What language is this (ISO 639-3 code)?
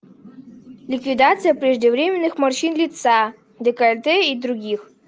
rus